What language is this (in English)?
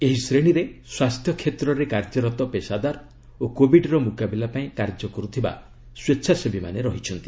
Odia